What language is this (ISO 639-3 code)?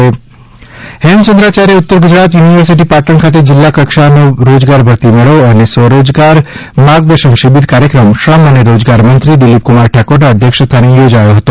guj